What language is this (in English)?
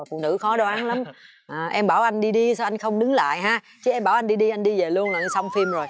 Vietnamese